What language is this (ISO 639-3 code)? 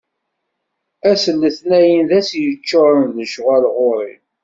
kab